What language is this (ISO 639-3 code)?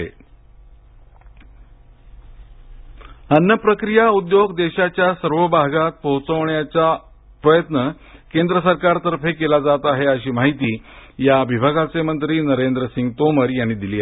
mar